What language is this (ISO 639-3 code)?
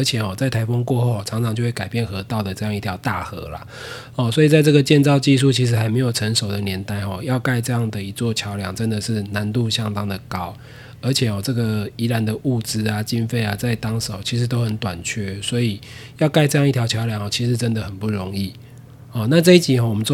zho